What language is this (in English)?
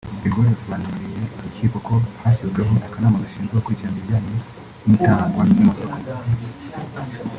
Kinyarwanda